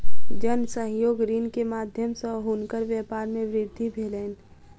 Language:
Maithili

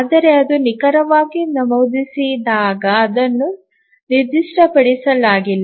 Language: Kannada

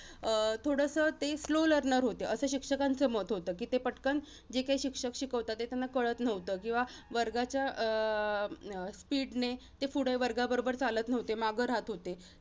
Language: Marathi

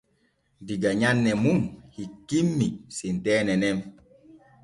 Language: Borgu Fulfulde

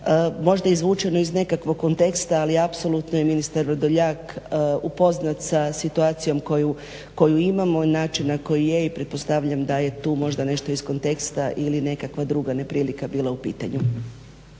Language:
Croatian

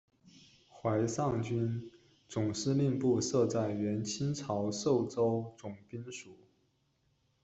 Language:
Chinese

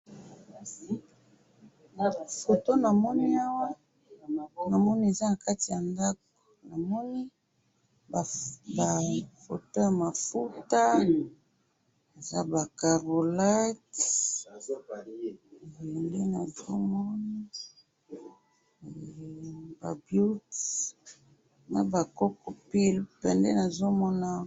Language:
Lingala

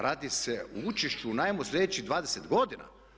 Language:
Croatian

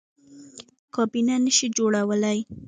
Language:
Pashto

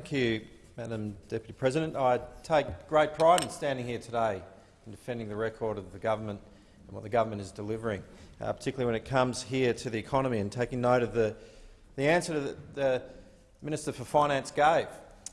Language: English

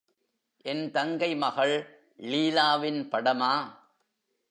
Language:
Tamil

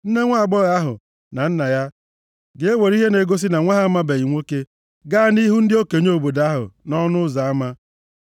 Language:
Igbo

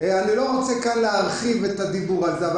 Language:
Hebrew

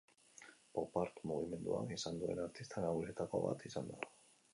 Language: Basque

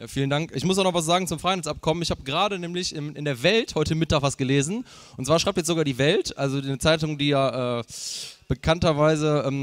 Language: German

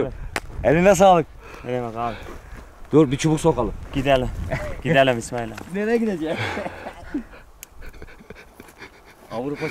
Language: Turkish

